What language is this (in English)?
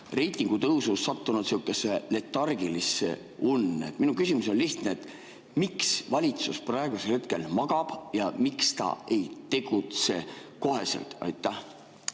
Estonian